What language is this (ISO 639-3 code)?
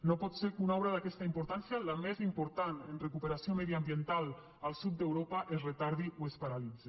cat